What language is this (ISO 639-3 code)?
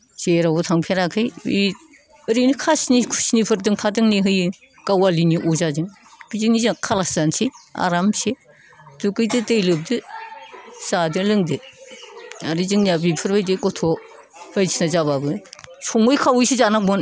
brx